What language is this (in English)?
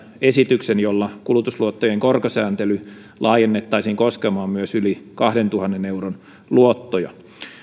Finnish